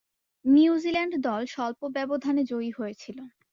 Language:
Bangla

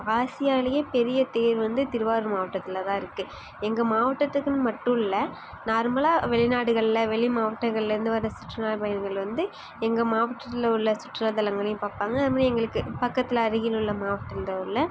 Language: Tamil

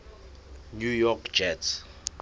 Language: Southern Sotho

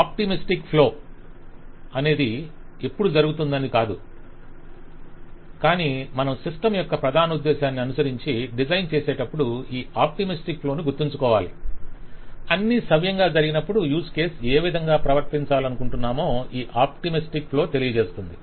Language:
Telugu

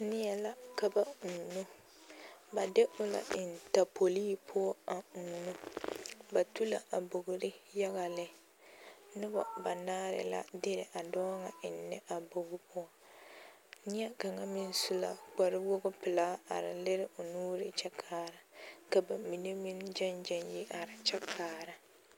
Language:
Southern Dagaare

